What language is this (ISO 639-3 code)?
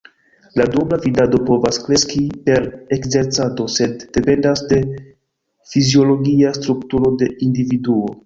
epo